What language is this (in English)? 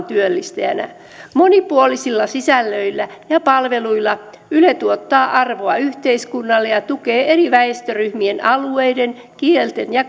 Finnish